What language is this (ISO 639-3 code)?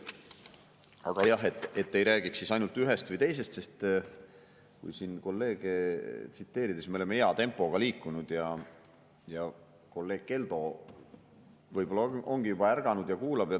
est